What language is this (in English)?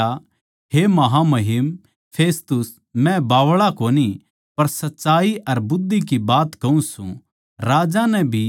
Haryanvi